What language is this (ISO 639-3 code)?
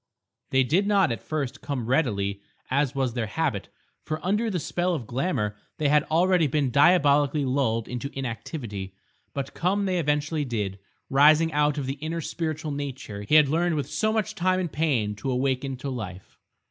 eng